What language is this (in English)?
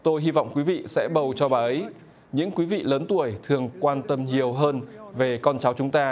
Vietnamese